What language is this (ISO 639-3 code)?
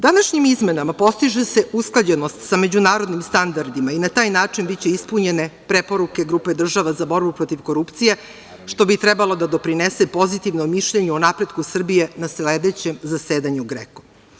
srp